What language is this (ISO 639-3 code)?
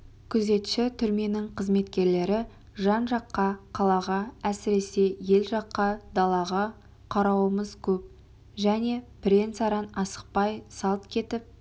kaz